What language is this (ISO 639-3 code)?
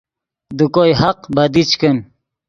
ydg